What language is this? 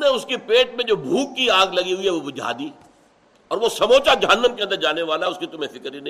Urdu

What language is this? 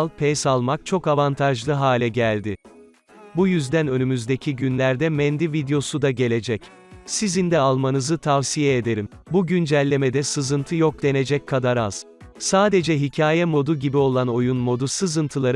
Turkish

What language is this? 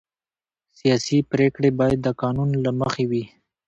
Pashto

